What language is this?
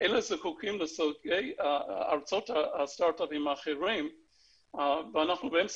Hebrew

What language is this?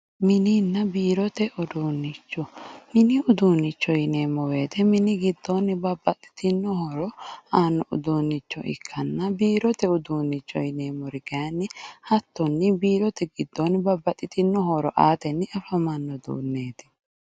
Sidamo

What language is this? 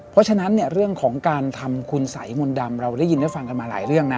Thai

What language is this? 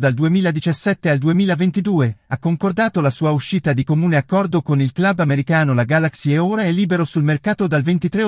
Italian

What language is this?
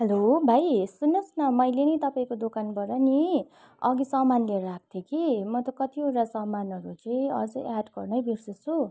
Nepali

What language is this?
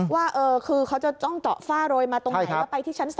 Thai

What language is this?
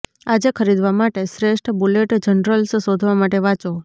Gujarati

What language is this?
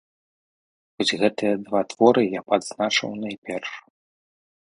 Belarusian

